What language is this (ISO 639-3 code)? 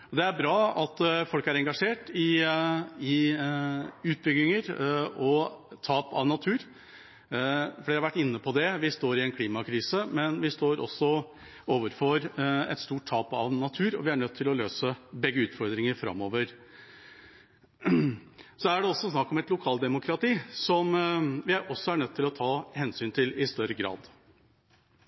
nob